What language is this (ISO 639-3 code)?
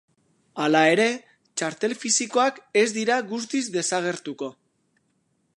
eus